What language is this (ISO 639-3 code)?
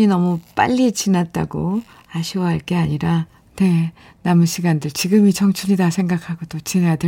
kor